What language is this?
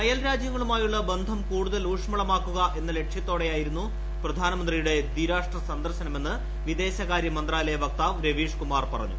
Malayalam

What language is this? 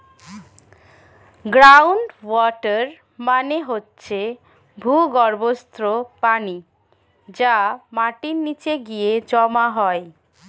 Bangla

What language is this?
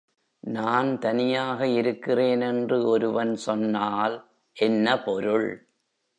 Tamil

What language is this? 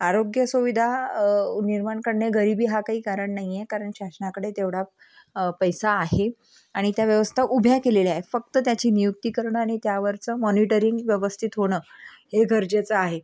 Marathi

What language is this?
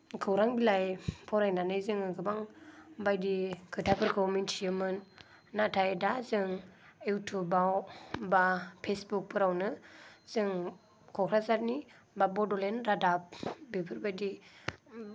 Bodo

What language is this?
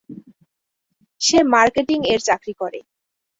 Bangla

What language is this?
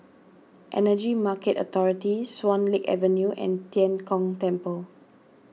English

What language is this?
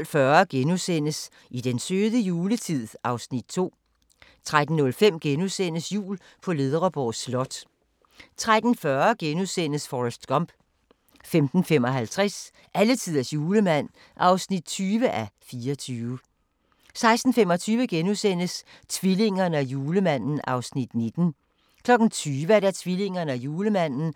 Danish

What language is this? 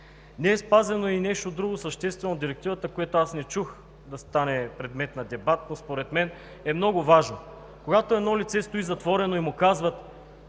Bulgarian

